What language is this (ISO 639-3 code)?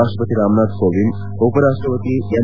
kan